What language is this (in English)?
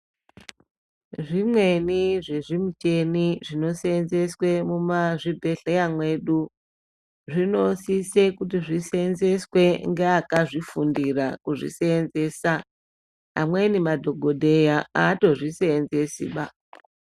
Ndau